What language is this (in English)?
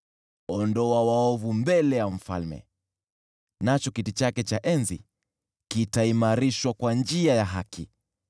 Swahili